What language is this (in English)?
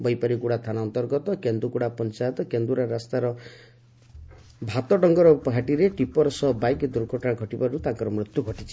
Odia